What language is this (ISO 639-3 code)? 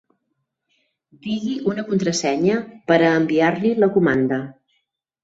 cat